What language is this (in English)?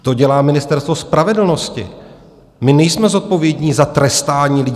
Czech